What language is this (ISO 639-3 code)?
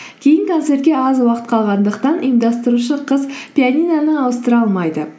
kaz